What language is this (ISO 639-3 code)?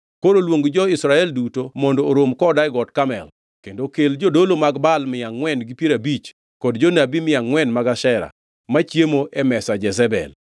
luo